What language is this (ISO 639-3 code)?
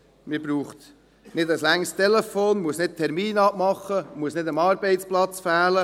gsw